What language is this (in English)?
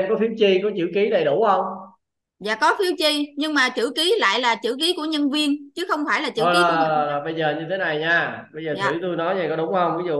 Vietnamese